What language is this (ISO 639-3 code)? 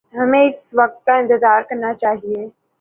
urd